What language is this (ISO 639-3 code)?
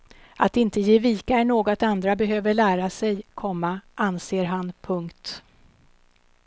swe